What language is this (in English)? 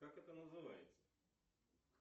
Russian